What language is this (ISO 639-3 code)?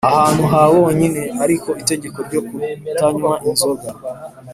kin